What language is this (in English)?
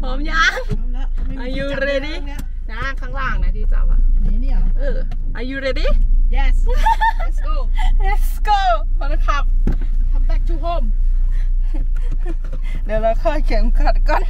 Thai